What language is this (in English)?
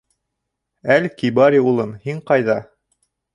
Bashkir